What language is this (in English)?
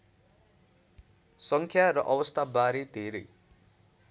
Nepali